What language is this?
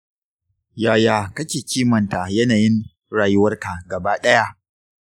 Hausa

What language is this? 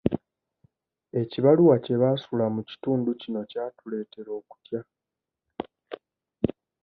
Ganda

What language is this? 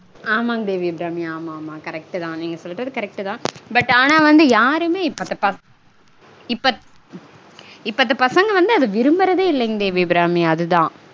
Tamil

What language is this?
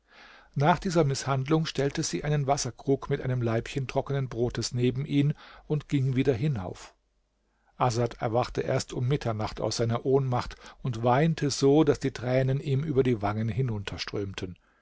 German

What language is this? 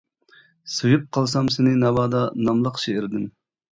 Uyghur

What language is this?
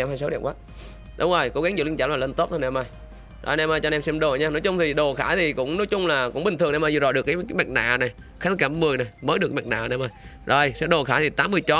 Vietnamese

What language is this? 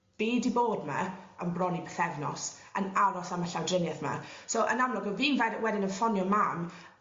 Welsh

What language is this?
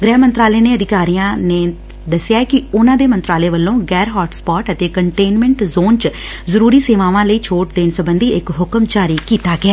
Punjabi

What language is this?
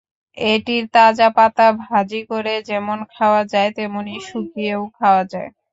Bangla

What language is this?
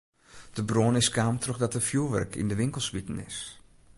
Western Frisian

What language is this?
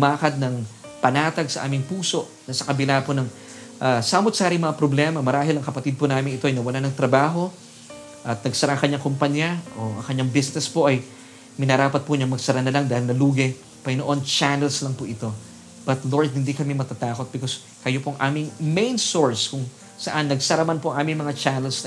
Filipino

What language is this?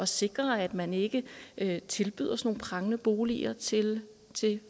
Danish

